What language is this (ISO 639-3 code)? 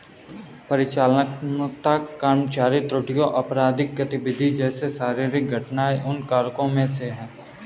hin